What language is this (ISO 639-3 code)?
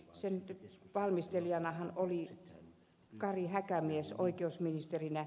fin